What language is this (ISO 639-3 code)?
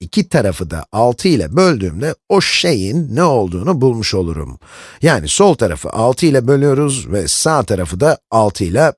tur